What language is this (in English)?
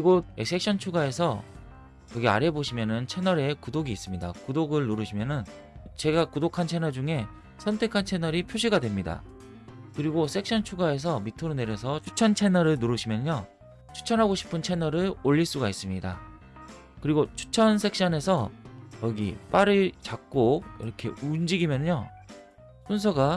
Korean